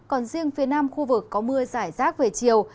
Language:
Vietnamese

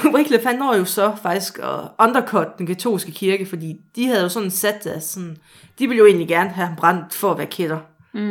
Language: Danish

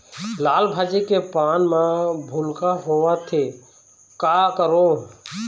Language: Chhattisgarhi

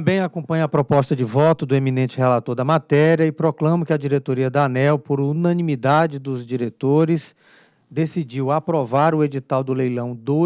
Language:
Portuguese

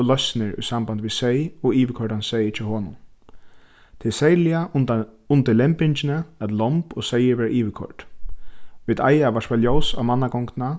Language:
Faroese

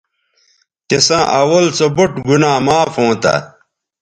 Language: Bateri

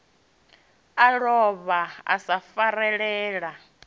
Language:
Venda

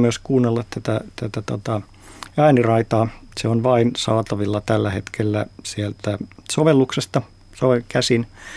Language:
Finnish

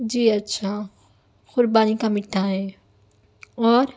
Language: Urdu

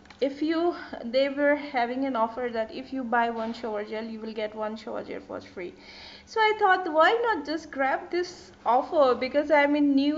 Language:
English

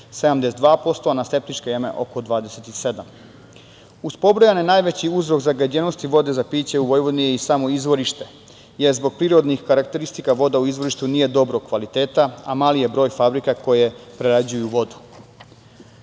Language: Serbian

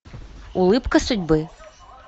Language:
Russian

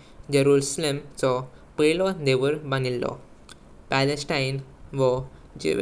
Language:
Konkani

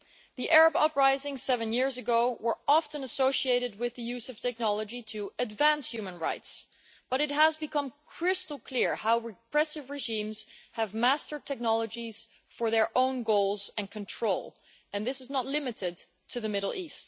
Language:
English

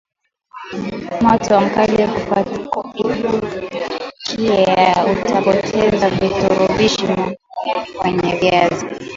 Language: Swahili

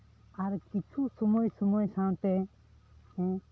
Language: Santali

